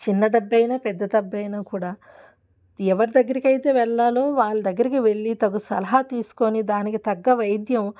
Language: Telugu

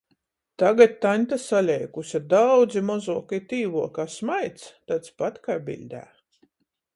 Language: Latgalian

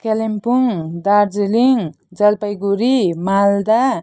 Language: Nepali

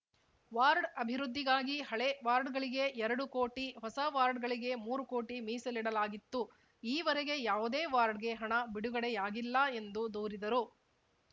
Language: Kannada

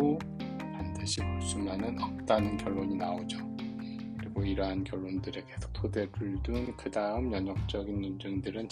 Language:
Korean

